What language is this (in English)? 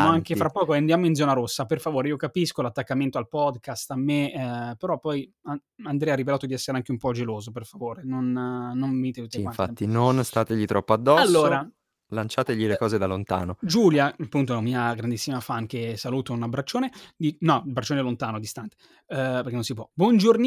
Italian